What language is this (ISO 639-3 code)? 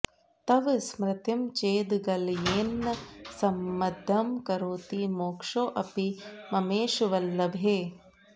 san